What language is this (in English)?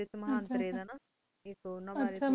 Punjabi